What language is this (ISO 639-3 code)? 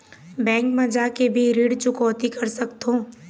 hne